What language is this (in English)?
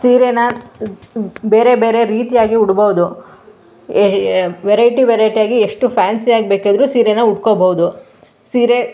Kannada